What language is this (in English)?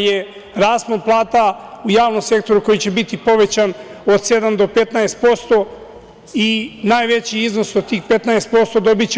Serbian